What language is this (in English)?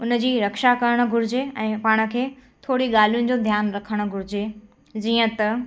Sindhi